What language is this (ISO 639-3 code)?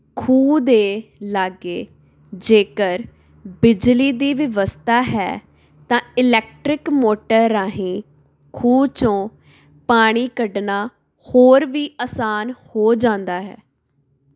pan